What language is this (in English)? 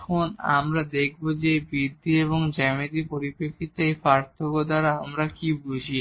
Bangla